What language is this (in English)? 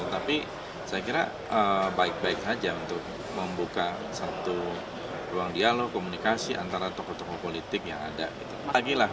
Indonesian